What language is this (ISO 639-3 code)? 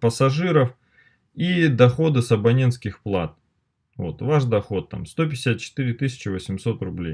rus